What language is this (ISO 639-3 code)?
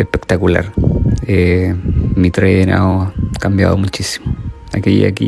spa